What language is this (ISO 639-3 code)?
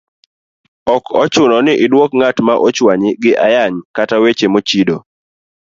luo